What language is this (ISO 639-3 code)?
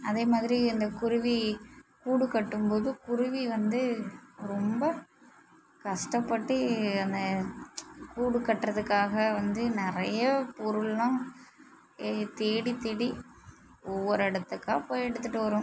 tam